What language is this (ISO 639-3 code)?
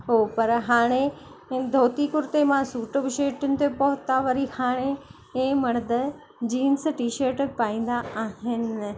snd